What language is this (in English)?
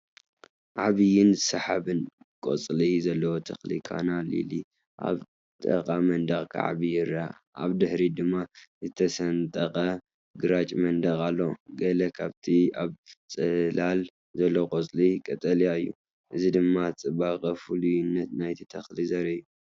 Tigrinya